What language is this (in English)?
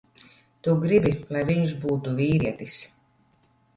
Latvian